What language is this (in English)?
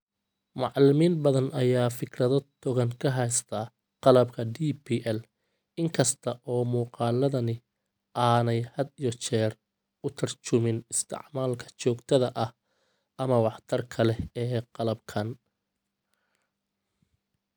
Somali